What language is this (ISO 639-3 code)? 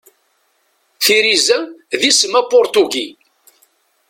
kab